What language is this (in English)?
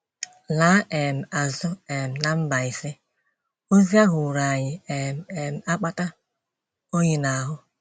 Igbo